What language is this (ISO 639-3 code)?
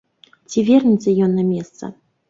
bel